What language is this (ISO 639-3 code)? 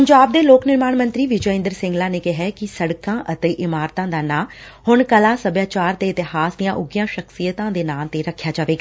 pan